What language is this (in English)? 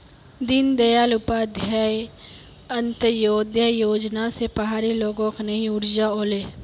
Magahi